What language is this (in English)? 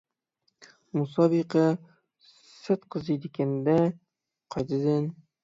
Uyghur